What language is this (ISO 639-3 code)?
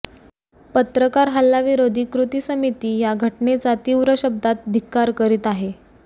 mar